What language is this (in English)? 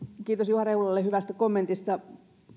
Finnish